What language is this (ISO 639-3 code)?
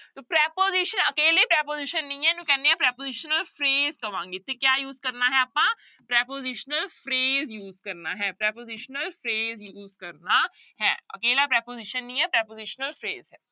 pan